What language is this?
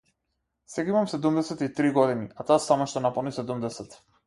Macedonian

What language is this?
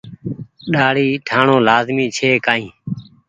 Goaria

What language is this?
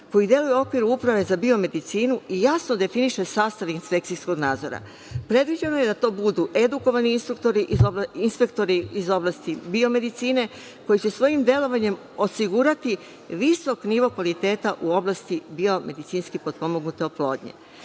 Serbian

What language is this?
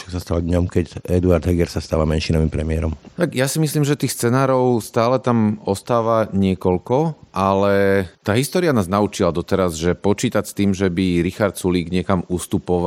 Slovak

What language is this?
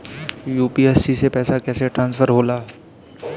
Bhojpuri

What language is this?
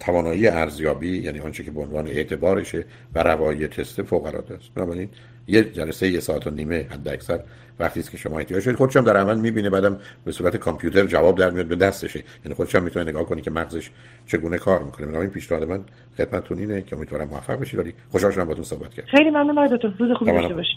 Persian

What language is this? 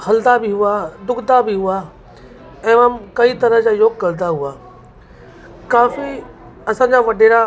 Sindhi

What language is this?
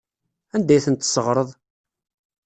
Kabyle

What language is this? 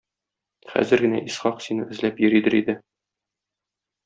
Tatar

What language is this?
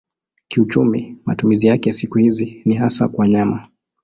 Swahili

